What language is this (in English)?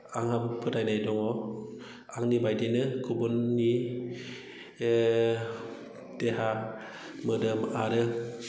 Bodo